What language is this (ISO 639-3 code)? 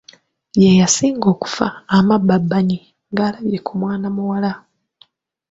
lug